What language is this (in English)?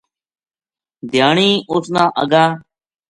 Gujari